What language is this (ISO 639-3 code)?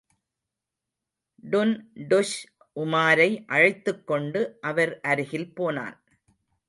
tam